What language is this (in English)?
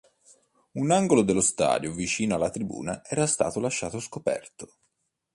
Italian